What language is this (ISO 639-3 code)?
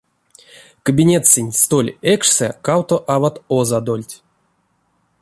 myv